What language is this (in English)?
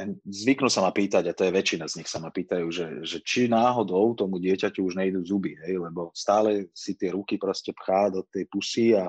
Slovak